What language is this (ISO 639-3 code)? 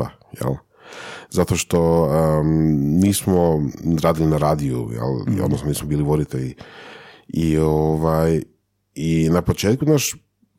hrv